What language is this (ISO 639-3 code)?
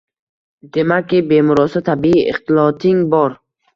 uzb